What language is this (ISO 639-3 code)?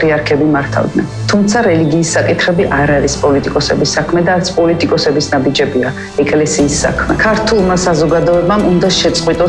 kat